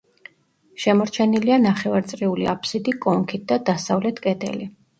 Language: Georgian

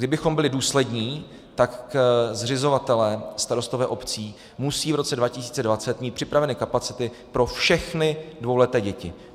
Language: Czech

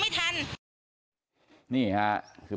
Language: Thai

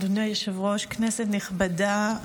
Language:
Hebrew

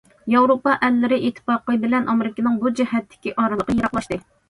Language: Uyghur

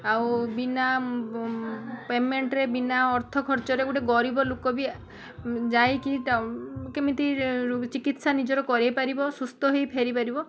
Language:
Odia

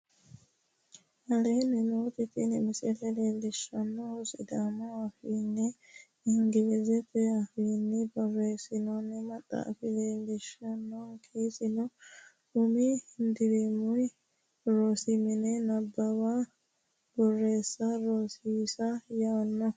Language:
Sidamo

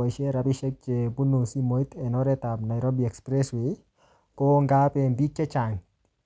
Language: Kalenjin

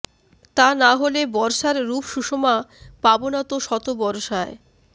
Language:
Bangla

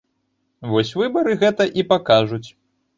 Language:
Belarusian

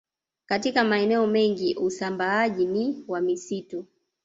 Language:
Swahili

